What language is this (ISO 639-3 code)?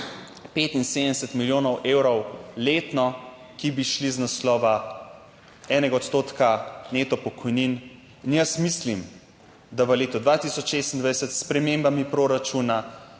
slv